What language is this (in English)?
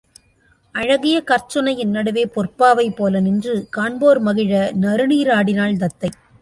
Tamil